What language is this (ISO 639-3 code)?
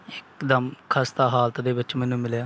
pan